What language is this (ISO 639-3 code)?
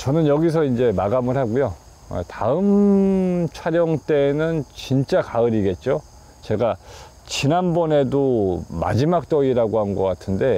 kor